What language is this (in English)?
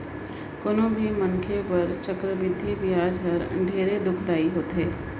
Chhattisgarhi